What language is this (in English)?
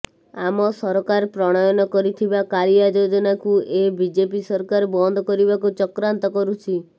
Odia